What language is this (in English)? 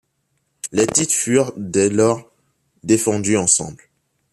French